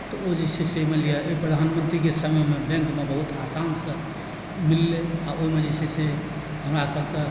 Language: Maithili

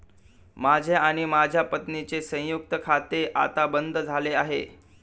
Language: Marathi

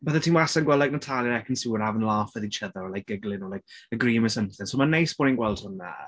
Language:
Welsh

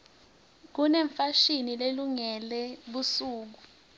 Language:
Swati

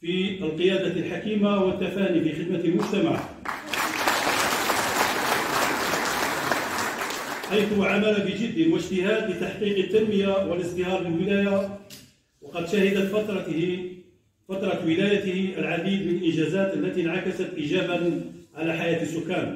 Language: Arabic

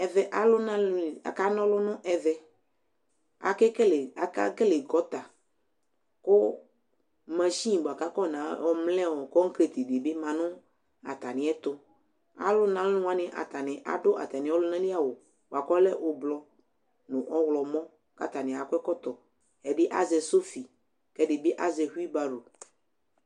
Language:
Ikposo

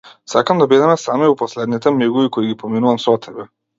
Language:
Macedonian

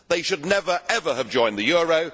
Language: English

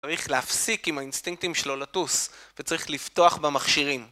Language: Hebrew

